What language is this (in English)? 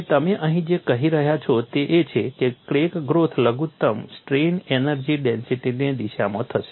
Gujarati